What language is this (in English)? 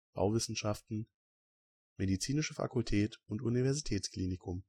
German